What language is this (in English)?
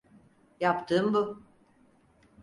Turkish